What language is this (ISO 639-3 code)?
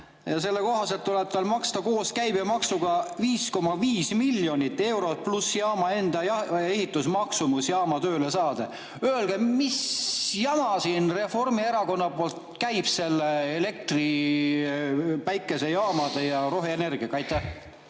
est